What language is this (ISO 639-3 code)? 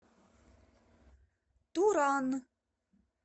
rus